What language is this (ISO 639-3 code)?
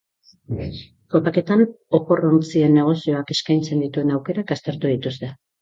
eus